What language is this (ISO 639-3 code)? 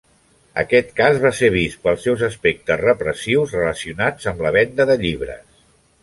cat